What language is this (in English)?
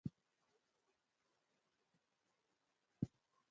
Nyungwe